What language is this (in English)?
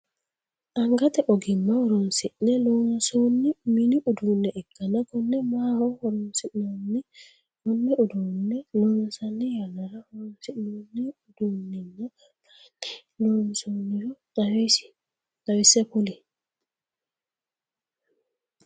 Sidamo